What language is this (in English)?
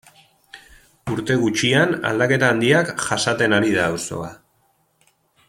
Basque